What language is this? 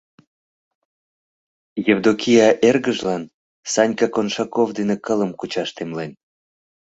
Mari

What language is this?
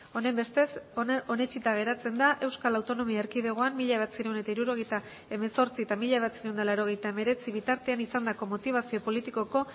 Basque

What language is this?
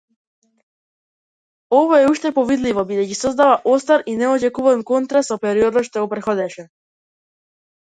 Macedonian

